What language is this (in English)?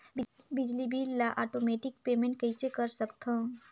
Chhattisgarhi